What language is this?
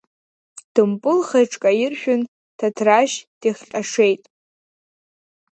Abkhazian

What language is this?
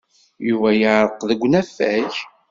Kabyle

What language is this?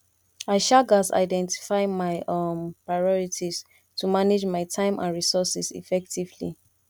Nigerian Pidgin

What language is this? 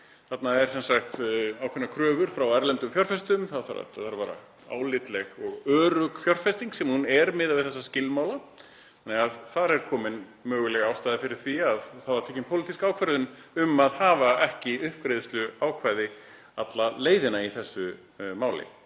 Icelandic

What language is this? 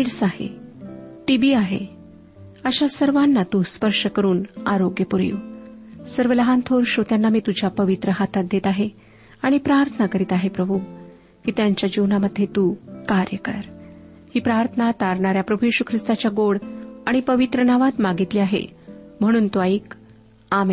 Marathi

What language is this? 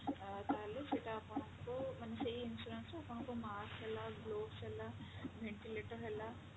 Odia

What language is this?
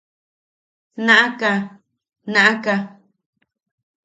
Yaqui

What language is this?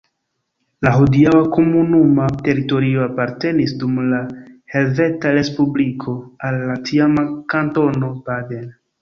Esperanto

